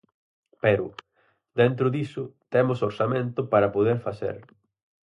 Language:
Galician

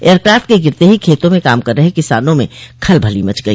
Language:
Hindi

